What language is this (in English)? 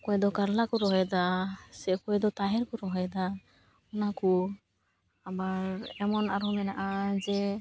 Santali